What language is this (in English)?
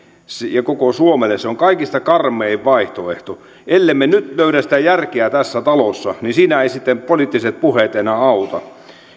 Finnish